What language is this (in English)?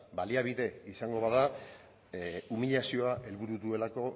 Basque